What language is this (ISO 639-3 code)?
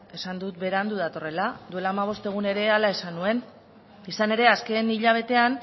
eus